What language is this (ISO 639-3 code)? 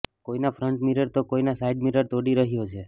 guj